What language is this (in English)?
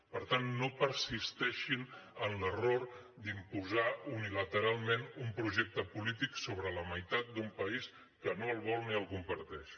Catalan